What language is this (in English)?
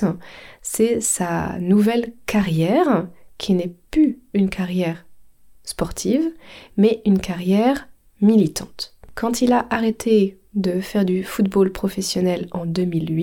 French